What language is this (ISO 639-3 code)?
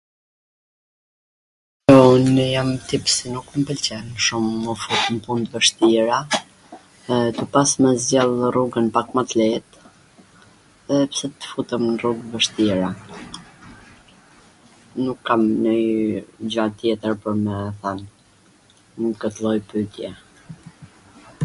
aln